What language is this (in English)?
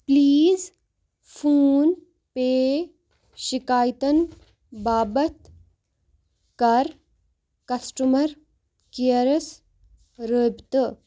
Kashmiri